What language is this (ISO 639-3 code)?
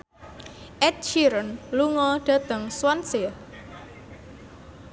jav